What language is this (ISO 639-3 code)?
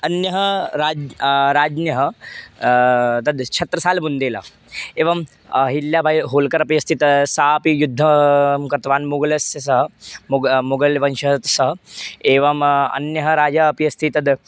san